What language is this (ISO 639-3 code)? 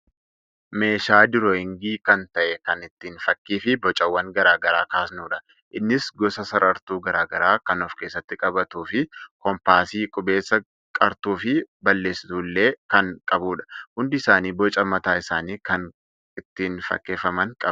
orm